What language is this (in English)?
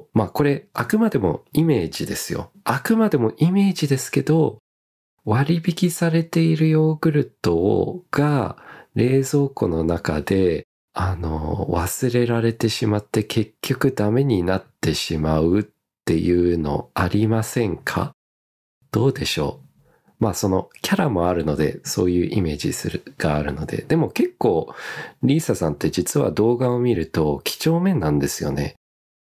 Japanese